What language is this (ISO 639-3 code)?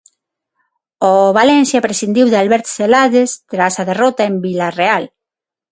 glg